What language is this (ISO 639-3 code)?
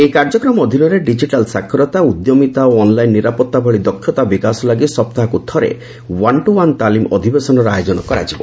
ori